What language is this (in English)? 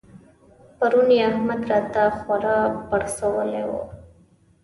Pashto